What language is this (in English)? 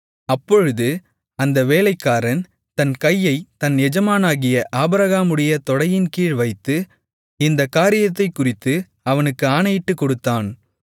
Tamil